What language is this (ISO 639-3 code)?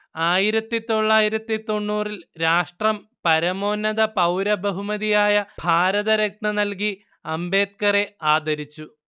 mal